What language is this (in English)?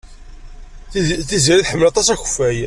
Kabyle